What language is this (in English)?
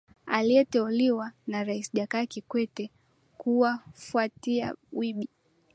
Swahili